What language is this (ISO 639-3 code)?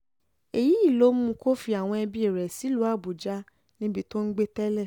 yor